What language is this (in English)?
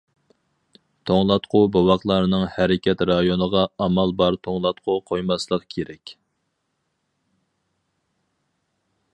Uyghur